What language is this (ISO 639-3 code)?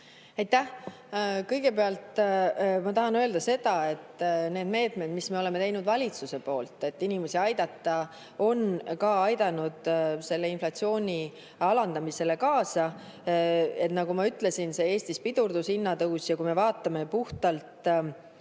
est